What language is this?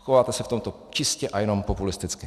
Czech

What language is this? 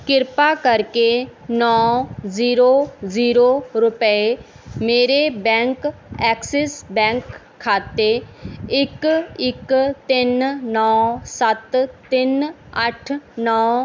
Punjabi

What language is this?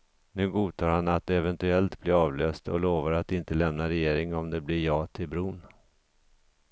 Swedish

